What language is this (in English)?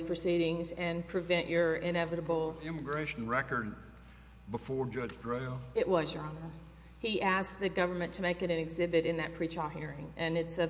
English